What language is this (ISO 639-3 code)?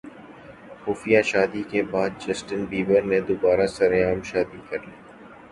urd